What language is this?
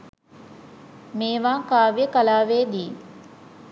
Sinhala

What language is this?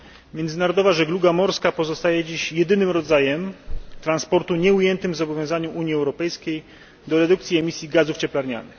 Polish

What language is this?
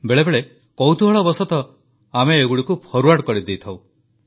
Odia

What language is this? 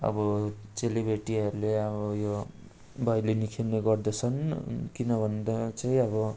Nepali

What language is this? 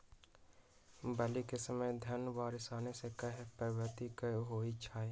Magahi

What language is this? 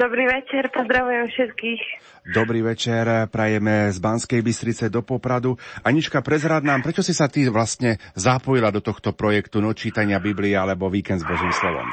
Slovak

